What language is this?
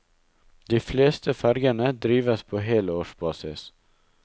Norwegian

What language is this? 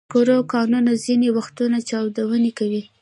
Pashto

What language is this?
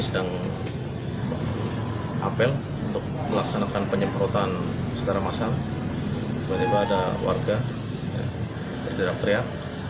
Indonesian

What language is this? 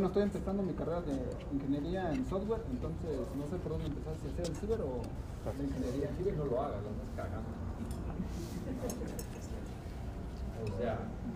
Spanish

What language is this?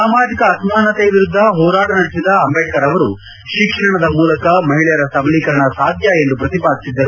Kannada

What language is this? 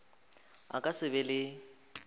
Northern Sotho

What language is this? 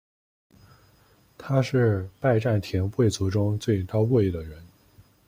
Chinese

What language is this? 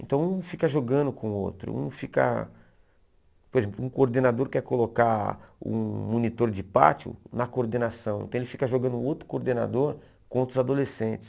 Portuguese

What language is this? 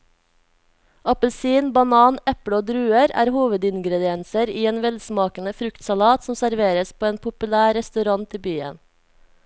Norwegian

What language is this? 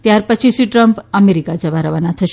Gujarati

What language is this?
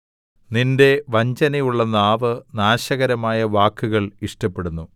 Malayalam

